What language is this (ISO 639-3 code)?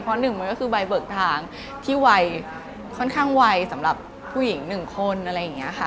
tha